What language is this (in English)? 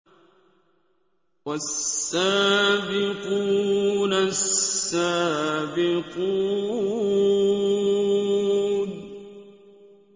Arabic